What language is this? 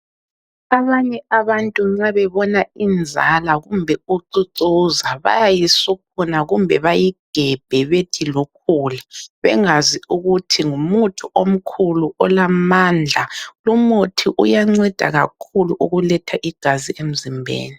North Ndebele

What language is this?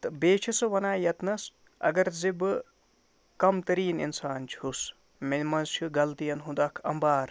Kashmiri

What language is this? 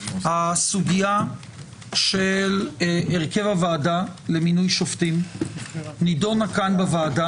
Hebrew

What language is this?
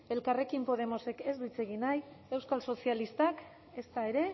Basque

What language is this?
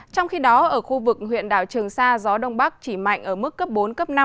Vietnamese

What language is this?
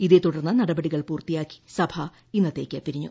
Malayalam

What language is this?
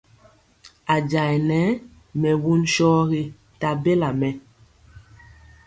Mpiemo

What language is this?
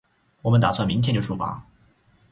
Chinese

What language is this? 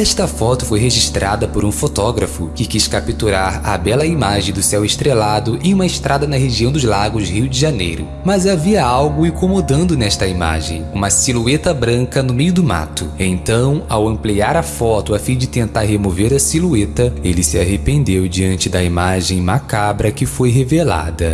Portuguese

